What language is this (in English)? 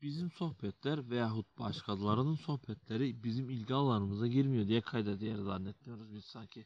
Turkish